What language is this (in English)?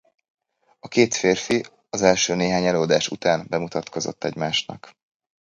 Hungarian